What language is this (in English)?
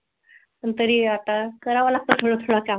Marathi